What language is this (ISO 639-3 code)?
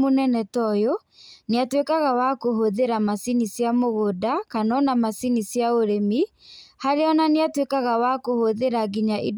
kik